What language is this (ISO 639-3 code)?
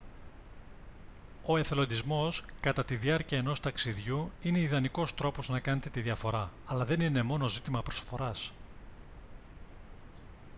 ell